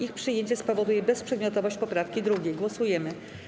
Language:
Polish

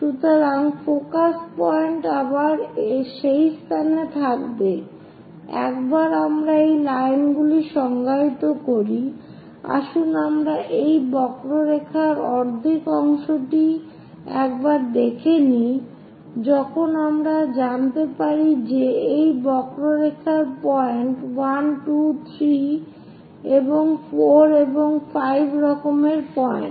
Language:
Bangla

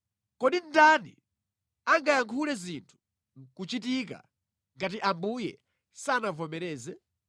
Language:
Nyanja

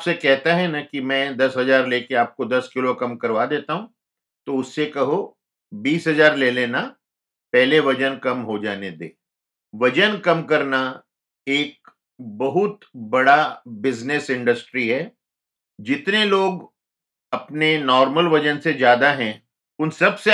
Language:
Hindi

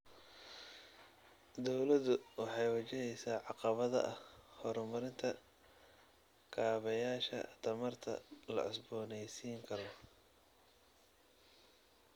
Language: Somali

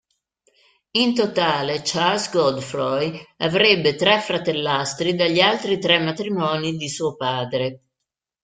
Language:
Italian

